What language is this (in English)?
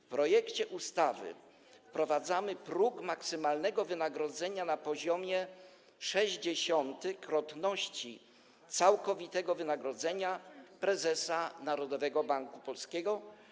Polish